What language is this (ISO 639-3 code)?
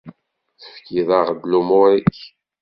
kab